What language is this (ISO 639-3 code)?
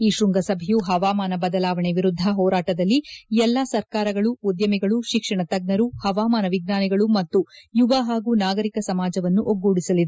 kan